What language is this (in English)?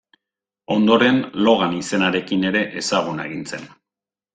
Basque